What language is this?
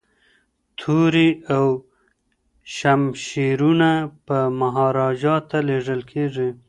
Pashto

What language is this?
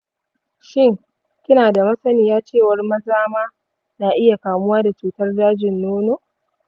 Hausa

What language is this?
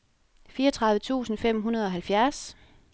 Danish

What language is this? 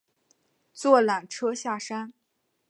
Chinese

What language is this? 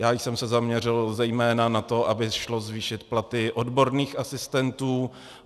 Czech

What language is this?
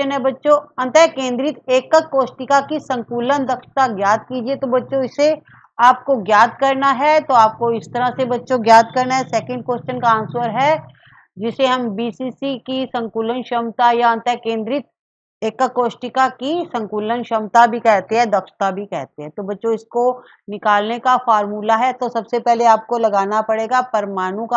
Hindi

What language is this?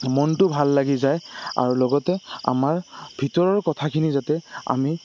Assamese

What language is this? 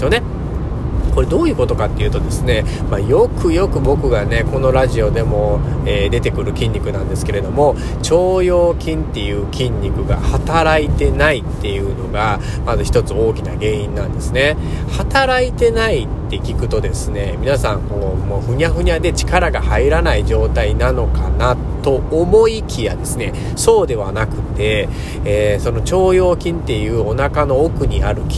Japanese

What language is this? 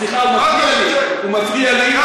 Hebrew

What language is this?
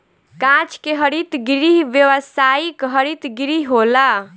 Bhojpuri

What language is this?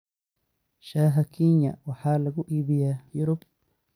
Somali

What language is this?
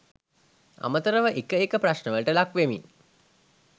Sinhala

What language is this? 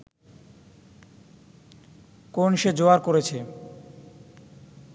Bangla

